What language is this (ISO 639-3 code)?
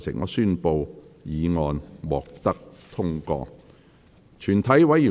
yue